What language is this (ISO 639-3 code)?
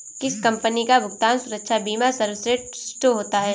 hin